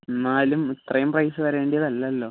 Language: Malayalam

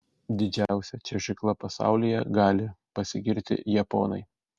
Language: Lithuanian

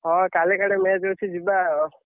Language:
Odia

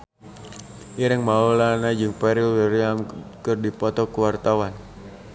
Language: Sundanese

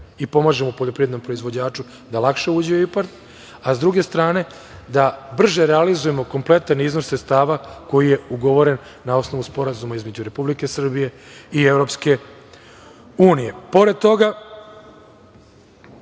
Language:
Serbian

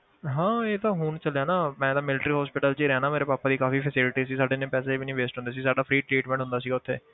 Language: Punjabi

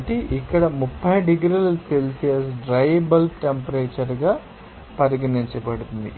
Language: Telugu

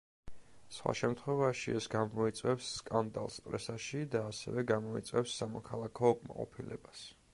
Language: Georgian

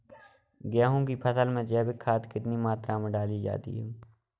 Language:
Hindi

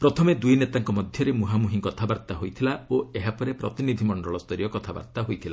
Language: Odia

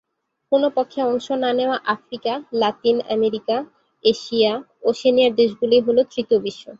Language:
Bangla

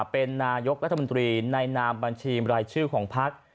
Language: Thai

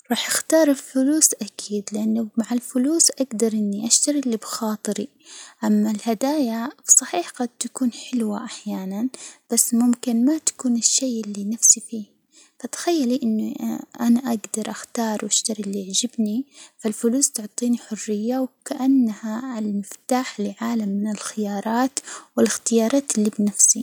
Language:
Hijazi Arabic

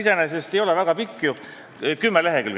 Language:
Estonian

